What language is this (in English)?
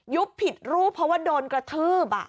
Thai